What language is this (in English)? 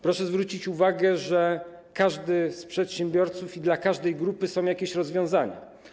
Polish